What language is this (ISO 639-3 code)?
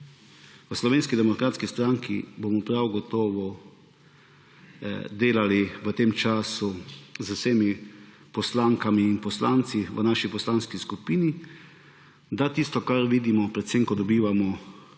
slv